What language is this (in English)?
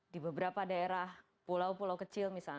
Indonesian